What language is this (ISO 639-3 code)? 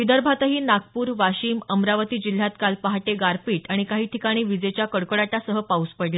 mar